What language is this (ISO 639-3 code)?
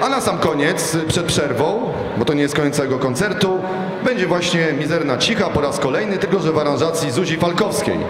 pol